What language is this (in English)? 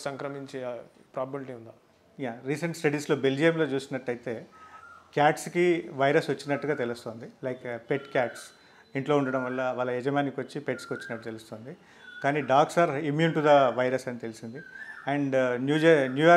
Hindi